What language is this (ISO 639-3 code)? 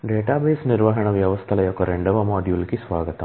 tel